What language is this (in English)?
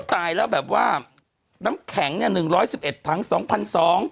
Thai